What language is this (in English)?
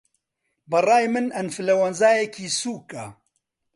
Central Kurdish